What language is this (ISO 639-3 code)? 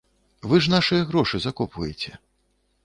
bel